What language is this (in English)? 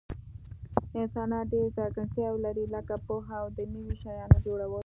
Pashto